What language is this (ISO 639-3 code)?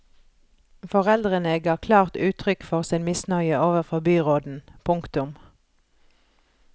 nor